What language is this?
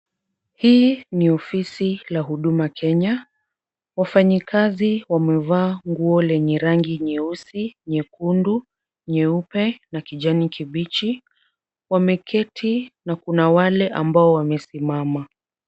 Swahili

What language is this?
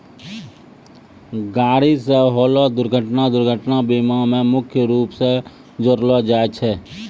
Maithili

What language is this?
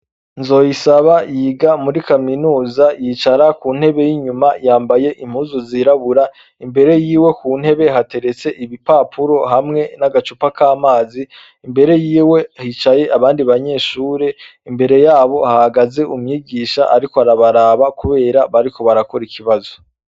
Rundi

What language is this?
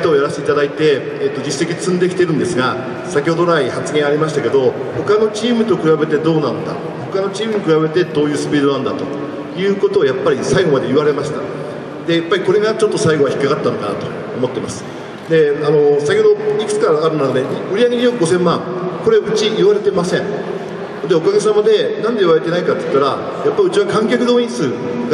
Japanese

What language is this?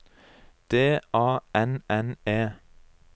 Norwegian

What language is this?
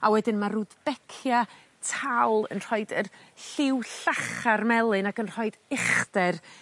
Welsh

